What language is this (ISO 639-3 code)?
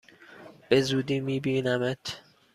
fas